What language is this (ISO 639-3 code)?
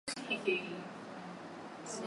swa